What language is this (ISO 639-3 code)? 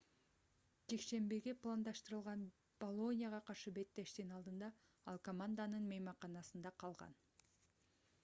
kir